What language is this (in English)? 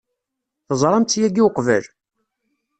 Kabyle